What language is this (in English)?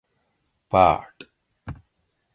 Gawri